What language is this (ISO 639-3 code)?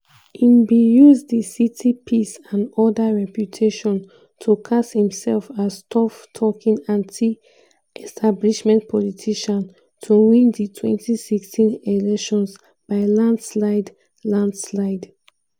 pcm